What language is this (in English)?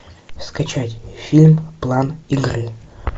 Russian